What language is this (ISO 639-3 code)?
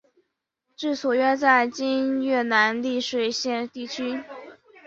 zho